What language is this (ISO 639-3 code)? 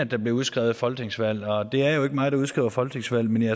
dan